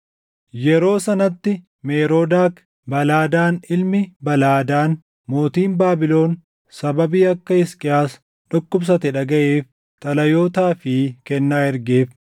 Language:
Oromo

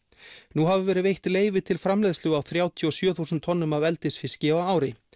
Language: Icelandic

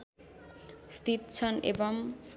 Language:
Nepali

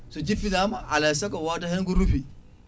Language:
Fula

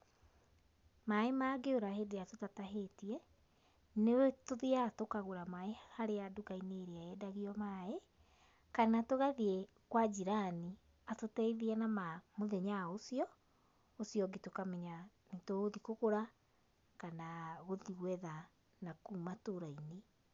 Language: Kikuyu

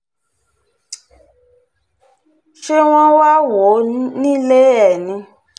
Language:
Yoruba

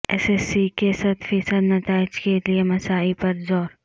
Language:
Urdu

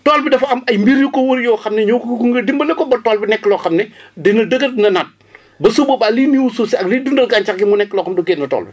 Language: Wolof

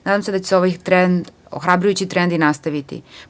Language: Serbian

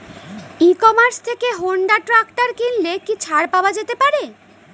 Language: Bangla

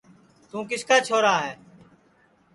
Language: Sansi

